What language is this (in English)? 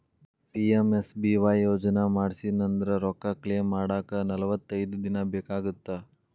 Kannada